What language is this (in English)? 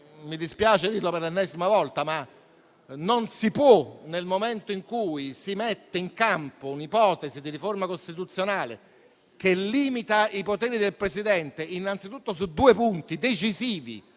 Italian